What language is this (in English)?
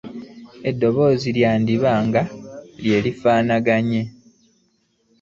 Ganda